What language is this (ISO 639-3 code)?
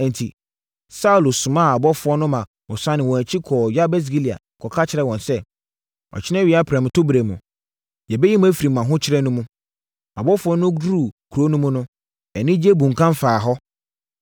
aka